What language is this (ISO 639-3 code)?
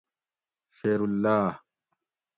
gwc